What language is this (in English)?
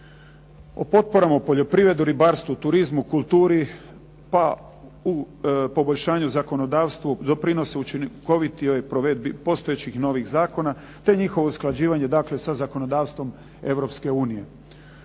Croatian